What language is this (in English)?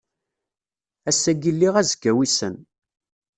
Kabyle